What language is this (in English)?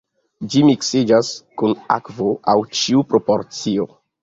Esperanto